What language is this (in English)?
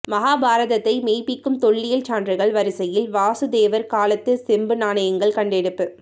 Tamil